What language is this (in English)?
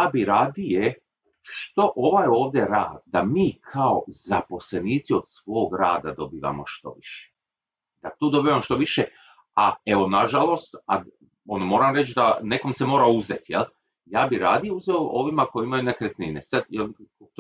Croatian